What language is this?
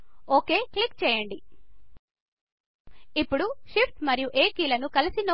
Telugu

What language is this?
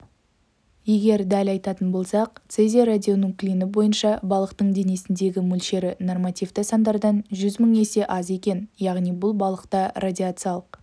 Kazakh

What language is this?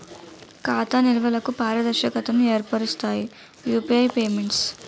Telugu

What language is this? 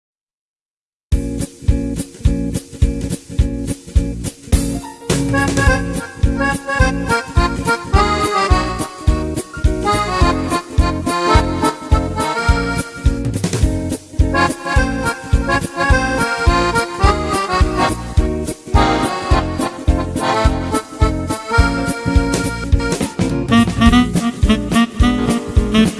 Russian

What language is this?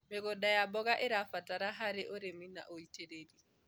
Kikuyu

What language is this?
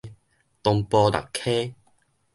Min Nan Chinese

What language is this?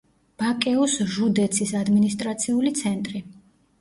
Georgian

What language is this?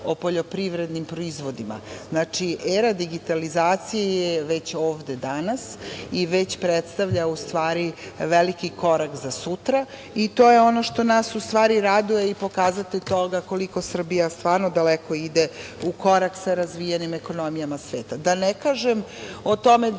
Serbian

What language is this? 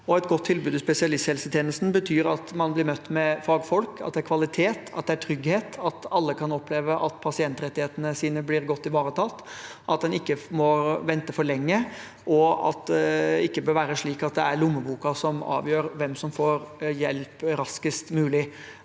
Norwegian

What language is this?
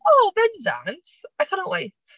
Welsh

